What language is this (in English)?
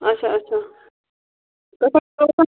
Kashmiri